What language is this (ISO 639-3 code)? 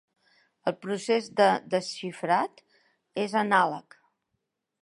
cat